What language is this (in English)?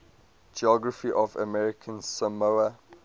English